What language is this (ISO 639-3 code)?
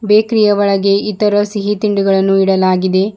kan